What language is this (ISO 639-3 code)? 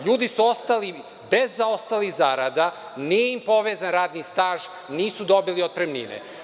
srp